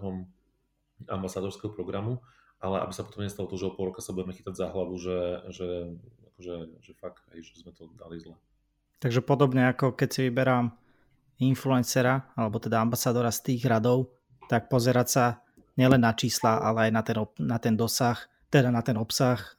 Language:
Slovak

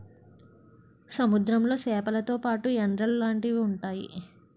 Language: Telugu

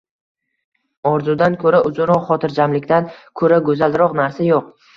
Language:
Uzbek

